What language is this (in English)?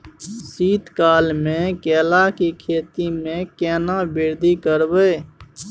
Maithili